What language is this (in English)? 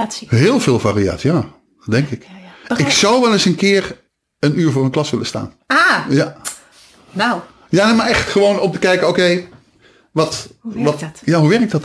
Dutch